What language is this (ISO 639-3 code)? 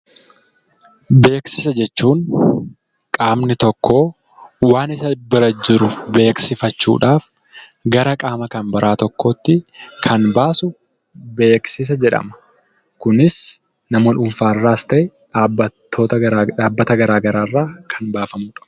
orm